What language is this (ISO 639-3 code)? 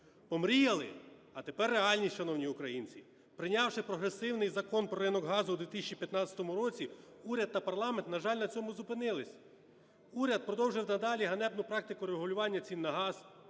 ukr